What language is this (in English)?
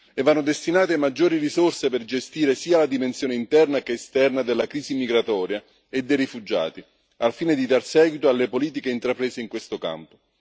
Italian